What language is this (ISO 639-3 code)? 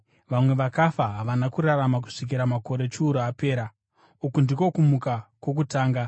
sna